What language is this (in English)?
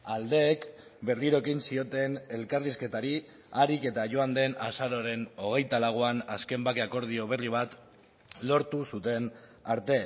Basque